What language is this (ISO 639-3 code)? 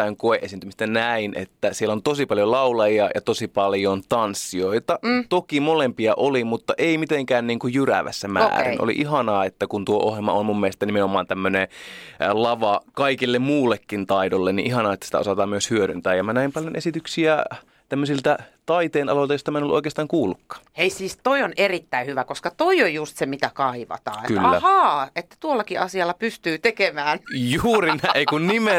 fin